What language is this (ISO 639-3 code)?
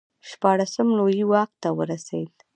pus